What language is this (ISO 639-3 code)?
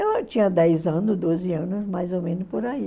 por